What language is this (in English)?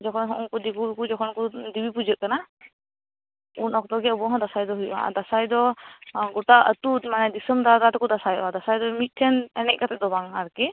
Santali